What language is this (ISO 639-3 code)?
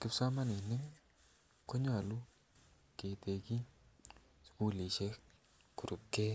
kln